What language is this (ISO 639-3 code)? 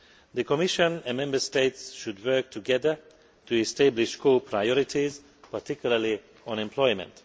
eng